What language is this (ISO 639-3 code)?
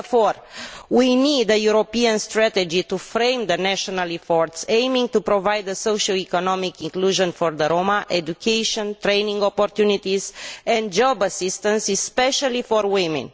eng